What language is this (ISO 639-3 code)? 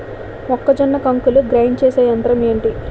tel